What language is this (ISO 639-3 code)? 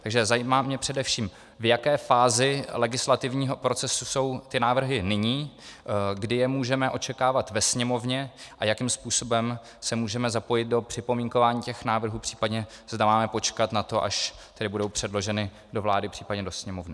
ces